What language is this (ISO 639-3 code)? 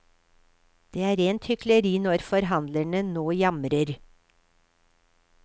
nor